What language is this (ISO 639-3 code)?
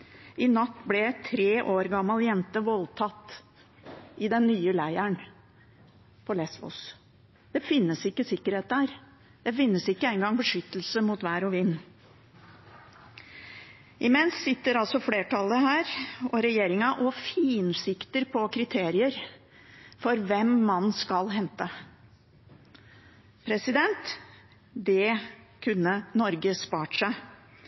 nob